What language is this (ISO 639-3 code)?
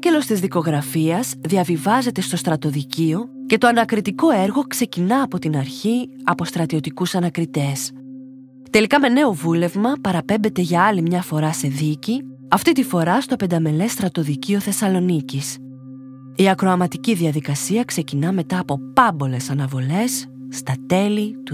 ell